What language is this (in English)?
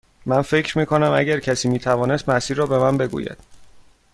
Persian